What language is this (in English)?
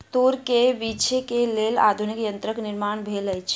Maithili